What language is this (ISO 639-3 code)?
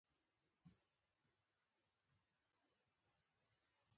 pus